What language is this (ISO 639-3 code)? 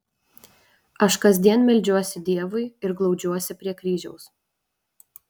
lit